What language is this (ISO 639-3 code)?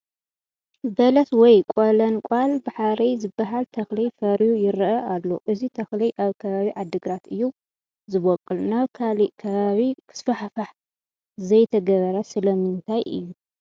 tir